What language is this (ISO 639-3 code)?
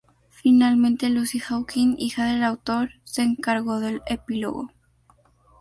spa